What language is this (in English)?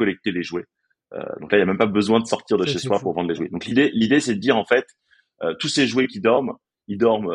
French